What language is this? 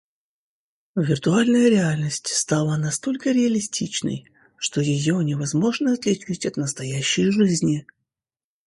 Russian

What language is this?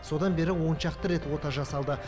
Kazakh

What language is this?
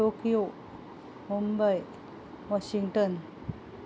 Konkani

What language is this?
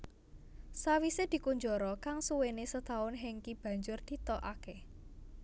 Javanese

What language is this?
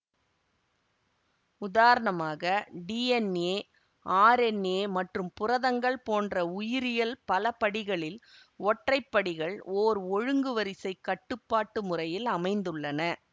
Tamil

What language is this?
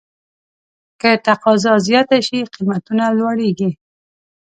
Pashto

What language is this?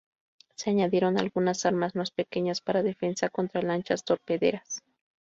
Spanish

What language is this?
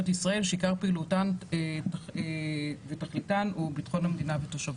Hebrew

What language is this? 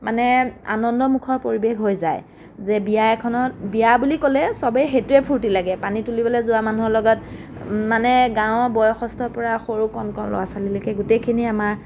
Assamese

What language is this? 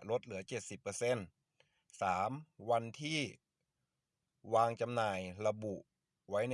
Thai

